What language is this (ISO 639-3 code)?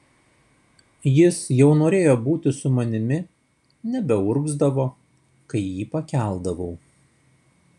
lit